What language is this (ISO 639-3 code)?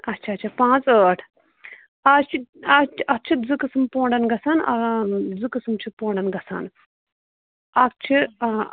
kas